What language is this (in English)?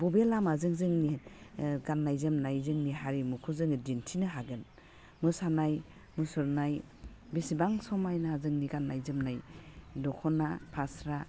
Bodo